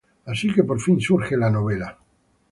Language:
Spanish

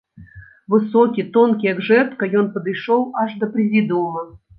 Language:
Belarusian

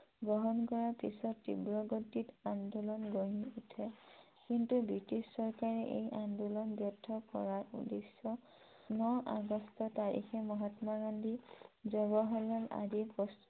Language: Assamese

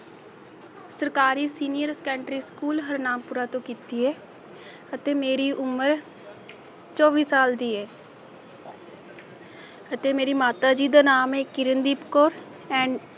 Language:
Punjabi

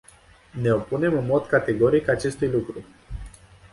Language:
Romanian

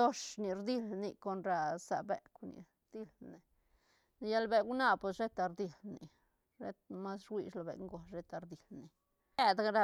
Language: Santa Catarina Albarradas Zapotec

